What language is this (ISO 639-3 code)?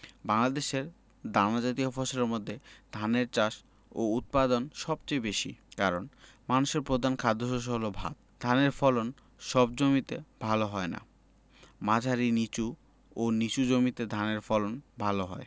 ben